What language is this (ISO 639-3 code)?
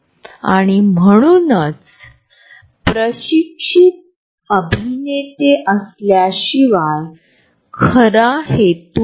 mar